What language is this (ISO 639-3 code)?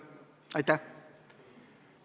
est